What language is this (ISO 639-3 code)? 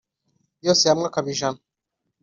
kin